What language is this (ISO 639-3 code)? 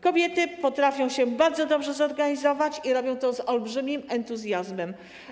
pol